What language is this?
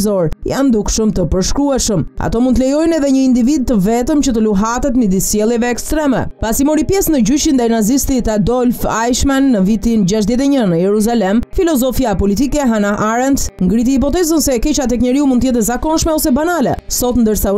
Romanian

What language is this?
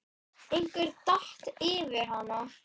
Icelandic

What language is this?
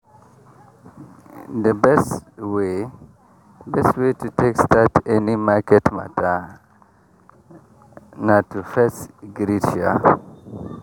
Nigerian Pidgin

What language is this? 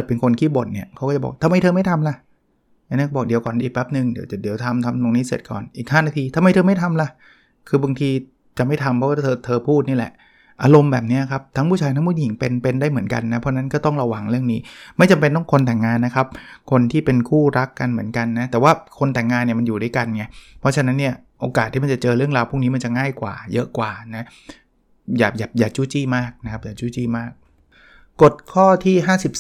Thai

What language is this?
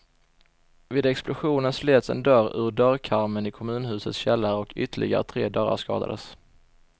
Swedish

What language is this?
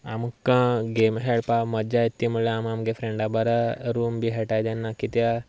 Konkani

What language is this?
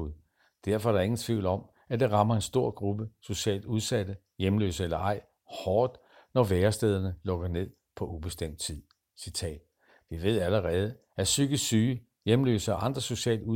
Danish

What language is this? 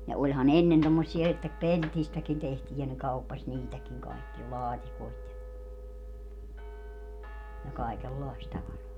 Finnish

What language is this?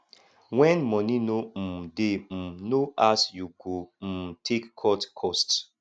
Nigerian Pidgin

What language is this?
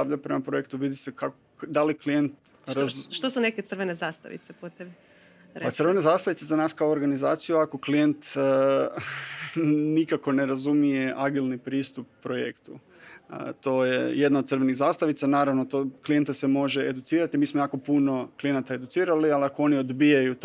Croatian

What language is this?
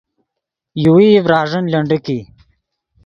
Yidgha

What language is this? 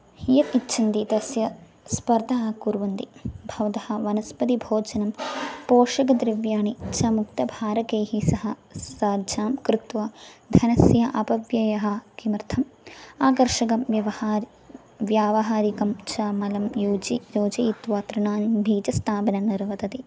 Sanskrit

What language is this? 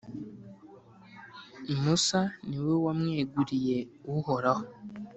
Kinyarwanda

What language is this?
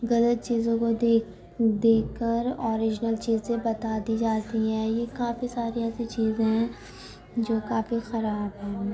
Urdu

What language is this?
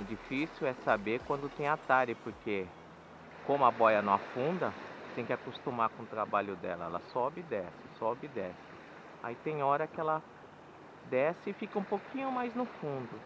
Portuguese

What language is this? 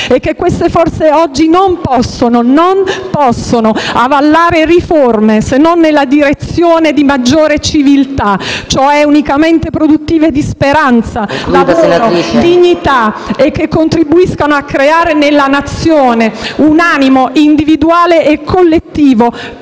Italian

